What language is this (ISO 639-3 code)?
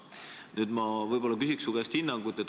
est